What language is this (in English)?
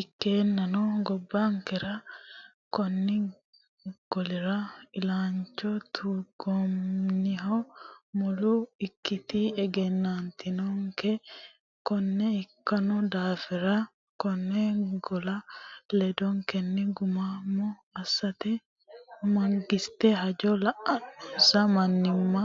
Sidamo